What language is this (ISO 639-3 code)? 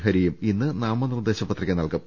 mal